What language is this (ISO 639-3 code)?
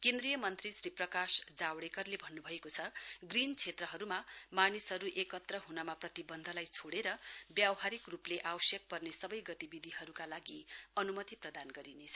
nep